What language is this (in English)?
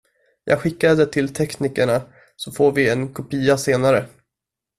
Swedish